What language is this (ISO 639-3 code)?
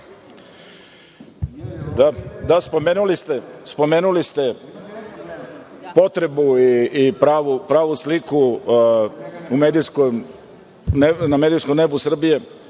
srp